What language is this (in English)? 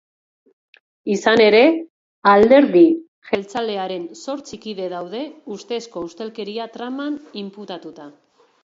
Basque